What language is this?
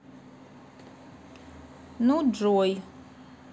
Russian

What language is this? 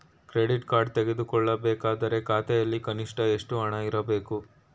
Kannada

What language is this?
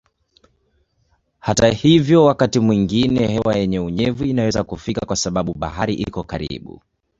Swahili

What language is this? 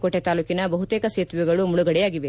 Kannada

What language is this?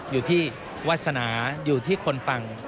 Thai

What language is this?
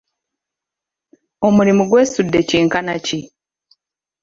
Ganda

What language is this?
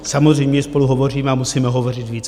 Czech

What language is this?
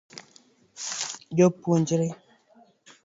Luo (Kenya and Tanzania)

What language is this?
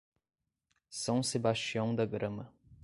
Portuguese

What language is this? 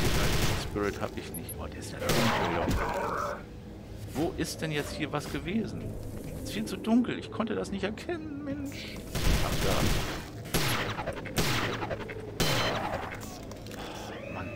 German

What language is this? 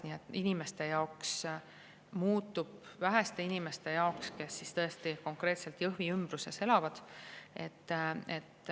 Estonian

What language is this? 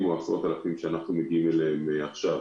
Hebrew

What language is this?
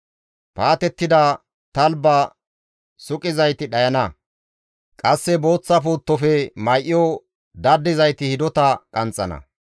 Gamo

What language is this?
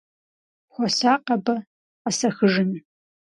Kabardian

